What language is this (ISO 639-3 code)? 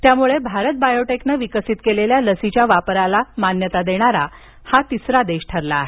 mar